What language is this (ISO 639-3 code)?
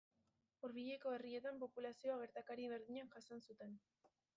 eus